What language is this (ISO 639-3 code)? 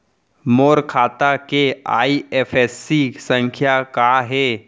hne